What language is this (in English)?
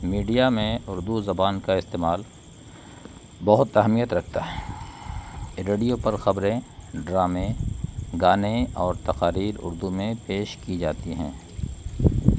Urdu